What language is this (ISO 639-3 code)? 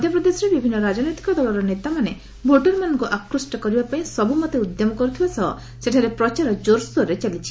ori